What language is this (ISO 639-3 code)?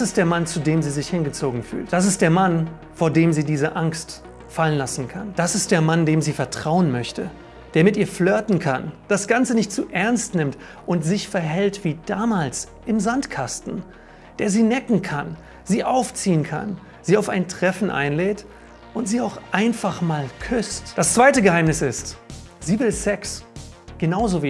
deu